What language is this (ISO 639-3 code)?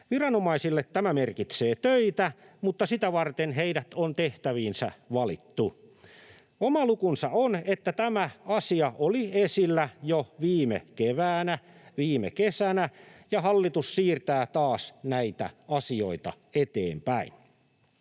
fin